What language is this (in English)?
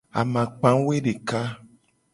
Gen